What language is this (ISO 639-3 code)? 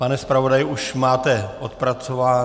ces